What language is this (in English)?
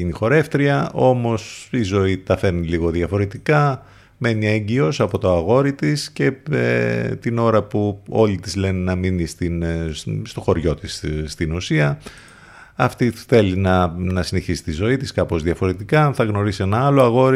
Greek